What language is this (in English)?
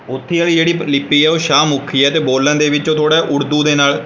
Punjabi